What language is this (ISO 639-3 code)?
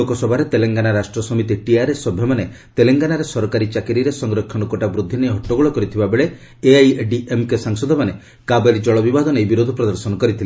ori